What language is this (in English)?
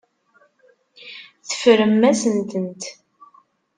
Kabyle